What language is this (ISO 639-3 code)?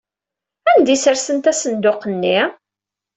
kab